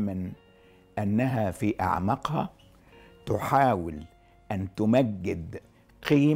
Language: Arabic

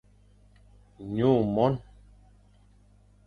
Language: Fang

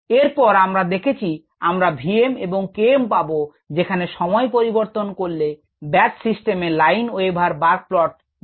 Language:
Bangla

